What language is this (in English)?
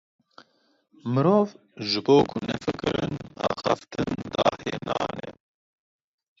Kurdish